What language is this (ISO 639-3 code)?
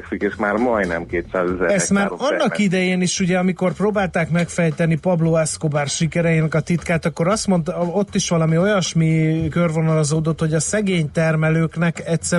hun